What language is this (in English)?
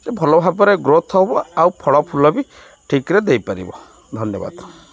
Odia